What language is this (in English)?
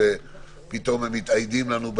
Hebrew